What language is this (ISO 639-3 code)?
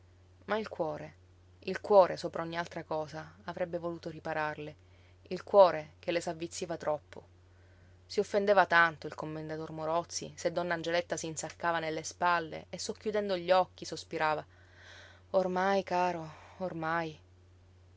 ita